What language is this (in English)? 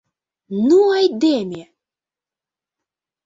Mari